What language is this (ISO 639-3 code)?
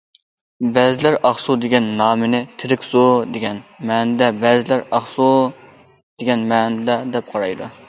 uig